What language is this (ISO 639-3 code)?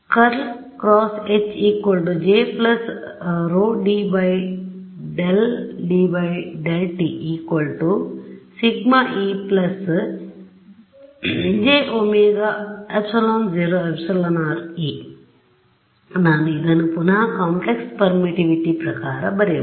kan